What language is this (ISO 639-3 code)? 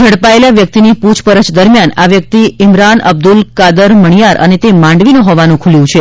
guj